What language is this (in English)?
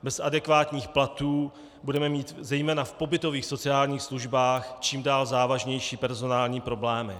Czech